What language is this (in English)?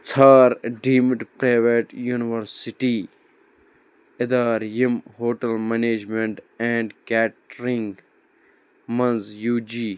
Kashmiri